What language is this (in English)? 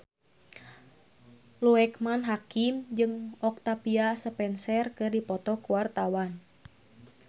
Sundanese